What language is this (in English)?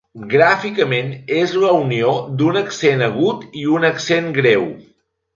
Catalan